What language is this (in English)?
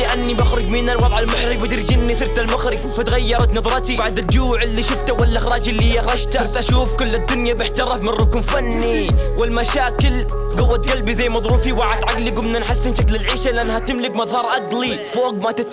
Arabic